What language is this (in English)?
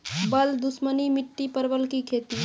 Maithili